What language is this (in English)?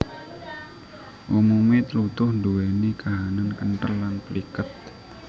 Javanese